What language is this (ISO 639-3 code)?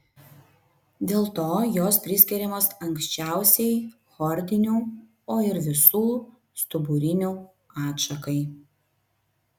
lit